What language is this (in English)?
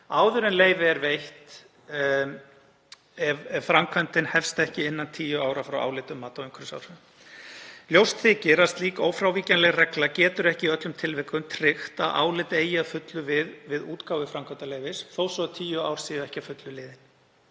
Icelandic